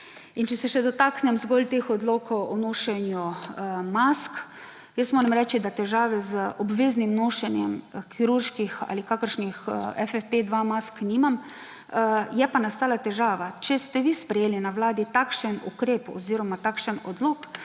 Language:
Slovenian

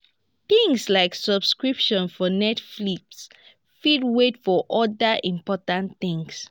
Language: Nigerian Pidgin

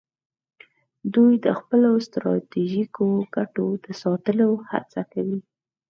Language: Pashto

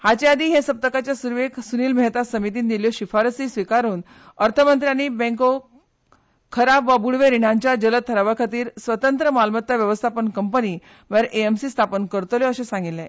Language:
Konkani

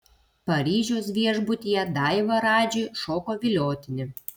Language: Lithuanian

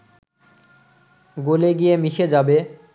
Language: Bangla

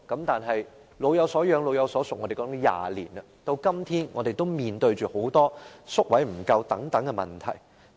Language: Cantonese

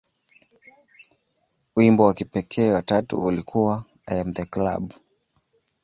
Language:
Swahili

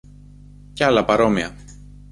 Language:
Greek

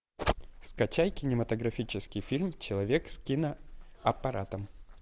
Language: Russian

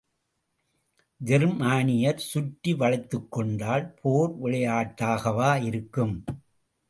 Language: Tamil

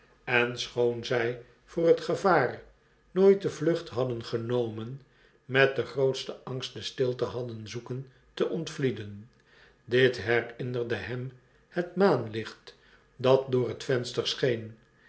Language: Dutch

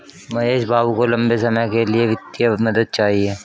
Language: Hindi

